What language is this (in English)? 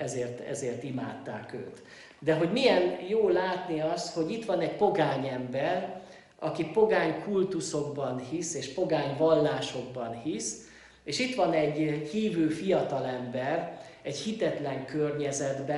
Hungarian